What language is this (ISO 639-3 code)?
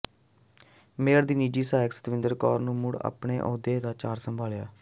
pan